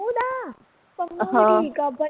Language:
Punjabi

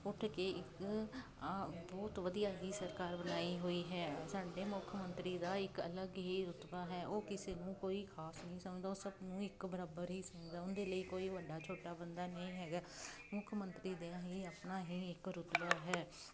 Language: Punjabi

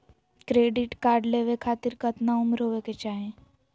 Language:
Magahi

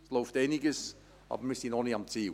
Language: Swiss German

